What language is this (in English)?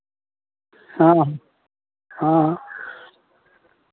Maithili